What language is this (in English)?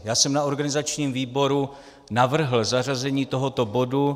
Czech